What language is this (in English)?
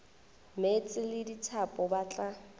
Northern Sotho